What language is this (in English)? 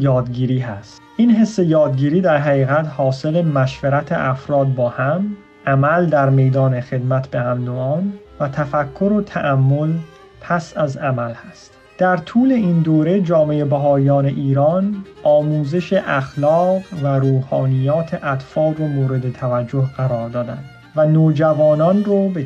Persian